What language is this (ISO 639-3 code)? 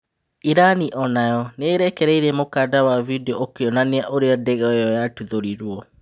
kik